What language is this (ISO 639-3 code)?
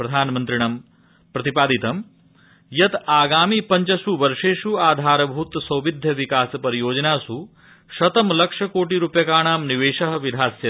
san